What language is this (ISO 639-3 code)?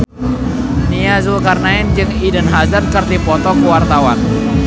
sun